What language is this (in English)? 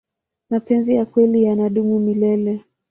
Swahili